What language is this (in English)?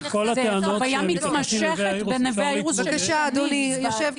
Hebrew